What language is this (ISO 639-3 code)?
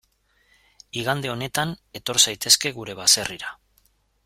eus